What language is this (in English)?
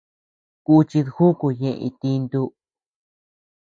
Tepeuxila Cuicatec